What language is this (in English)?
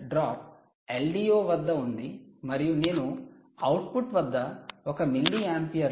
Telugu